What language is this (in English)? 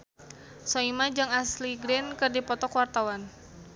Sundanese